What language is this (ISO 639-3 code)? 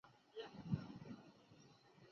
zho